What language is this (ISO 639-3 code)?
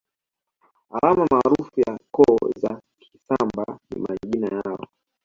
swa